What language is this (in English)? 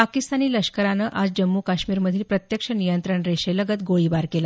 Marathi